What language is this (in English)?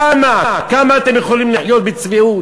Hebrew